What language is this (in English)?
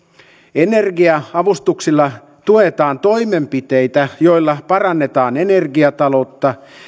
Finnish